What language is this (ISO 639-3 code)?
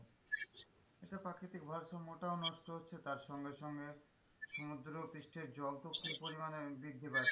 ben